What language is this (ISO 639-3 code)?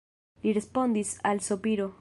epo